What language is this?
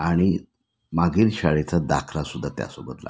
Marathi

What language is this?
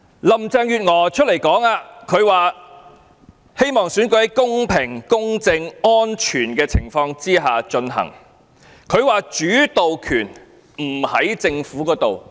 Cantonese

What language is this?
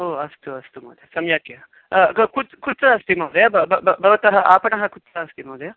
Sanskrit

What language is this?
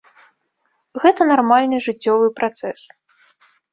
Belarusian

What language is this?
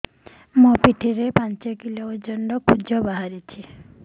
Odia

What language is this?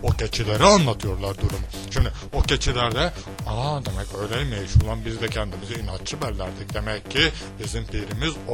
Turkish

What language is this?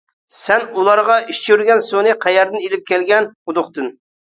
Uyghur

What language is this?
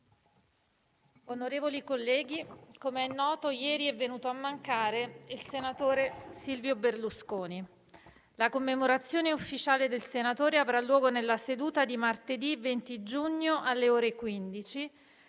Italian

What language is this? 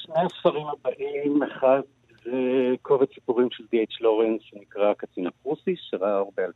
Hebrew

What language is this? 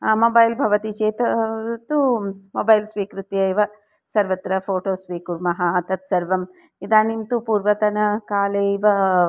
Sanskrit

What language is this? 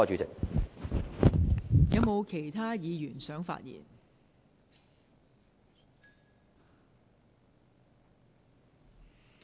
Cantonese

